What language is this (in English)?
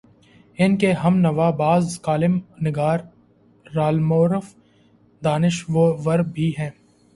Urdu